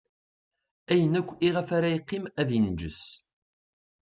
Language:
Kabyle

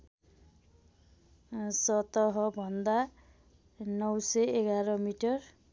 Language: Nepali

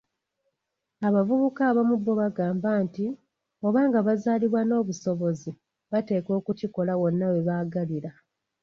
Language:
Ganda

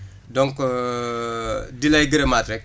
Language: Wolof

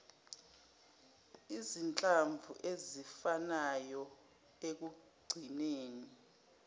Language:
Zulu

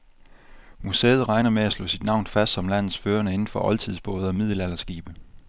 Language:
Danish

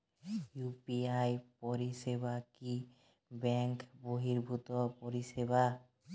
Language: Bangla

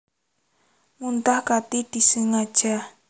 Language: Javanese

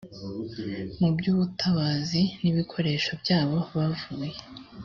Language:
Kinyarwanda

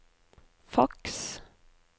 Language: Norwegian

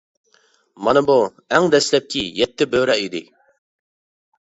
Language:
Uyghur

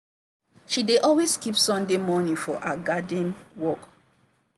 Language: Nigerian Pidgin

